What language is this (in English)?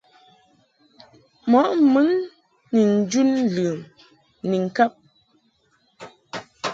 Mungaka